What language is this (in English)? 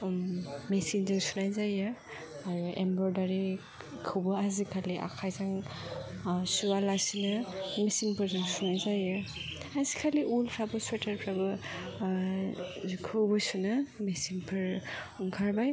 Bodo